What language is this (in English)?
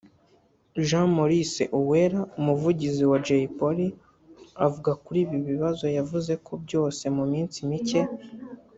Kinyarwanda